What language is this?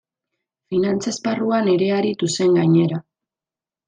Basque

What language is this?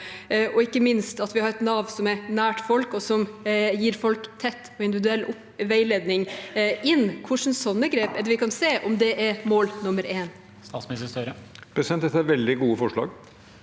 Norwegian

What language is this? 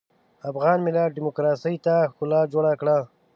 Pashto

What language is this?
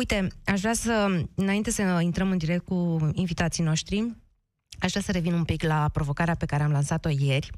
Romanian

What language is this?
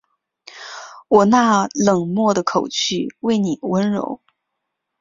Chinese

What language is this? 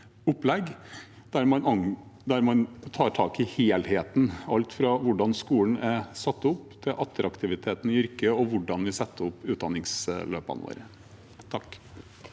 Norwegian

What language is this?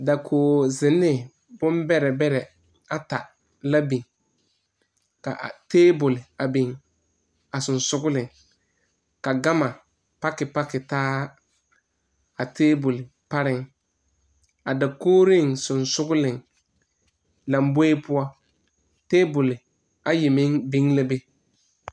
Southern Dagaare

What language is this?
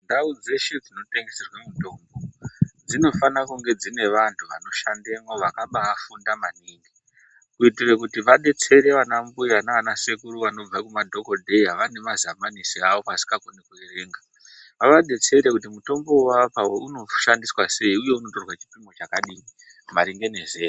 Ndau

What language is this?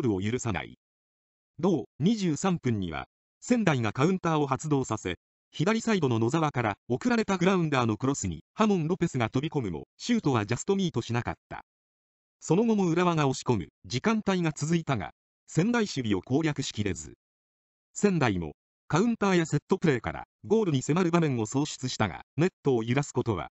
Japanese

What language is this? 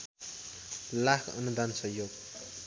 Nepali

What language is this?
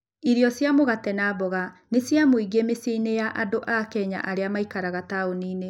Kikuyu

